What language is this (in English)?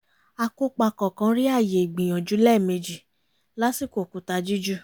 Yoruba